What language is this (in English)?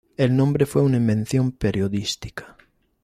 Spanish